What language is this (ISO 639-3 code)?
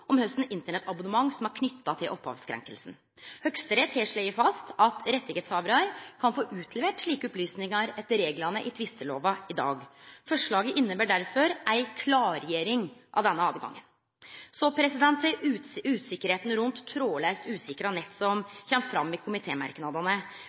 nno